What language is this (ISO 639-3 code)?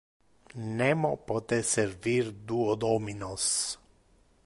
ina